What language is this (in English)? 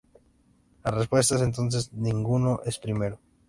Spanish